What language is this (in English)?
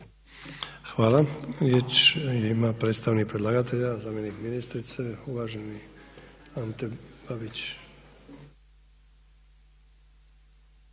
Croatian